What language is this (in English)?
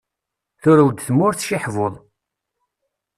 Kabyle